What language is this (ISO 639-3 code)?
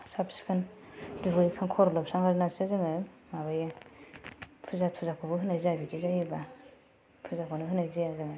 brx